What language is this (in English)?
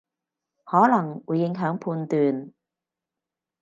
Cantonese